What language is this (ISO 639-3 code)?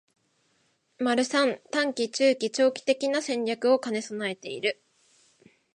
jpn